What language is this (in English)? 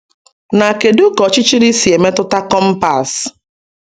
Igbo